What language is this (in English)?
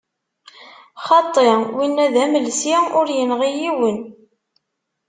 Kabyle